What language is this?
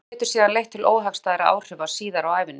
Icelandic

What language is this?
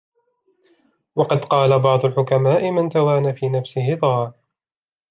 Arabic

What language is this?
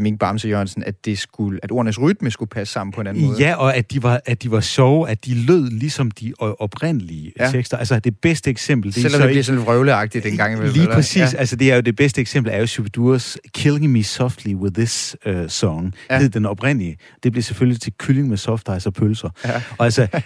Danish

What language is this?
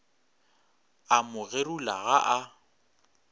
Northern Sotho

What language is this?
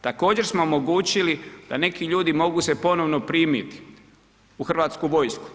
Croatian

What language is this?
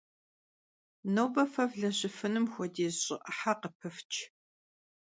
Kabardian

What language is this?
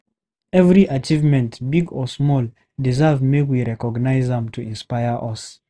Nigerian Pidgin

